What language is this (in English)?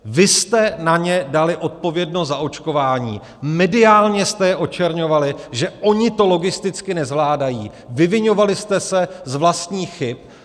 Czech